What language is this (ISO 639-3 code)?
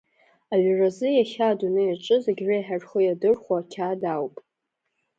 abk